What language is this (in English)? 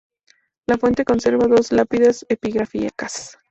Spanish